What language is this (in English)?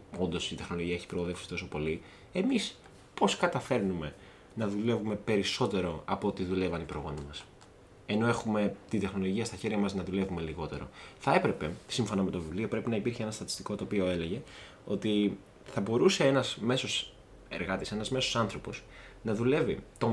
Greek